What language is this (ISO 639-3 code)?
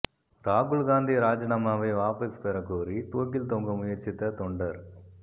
tam